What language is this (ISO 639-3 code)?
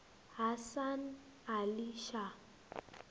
ven